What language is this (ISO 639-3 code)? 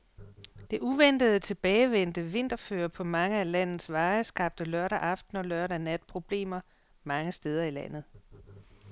dan